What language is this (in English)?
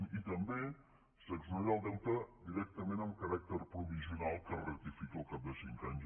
Catalan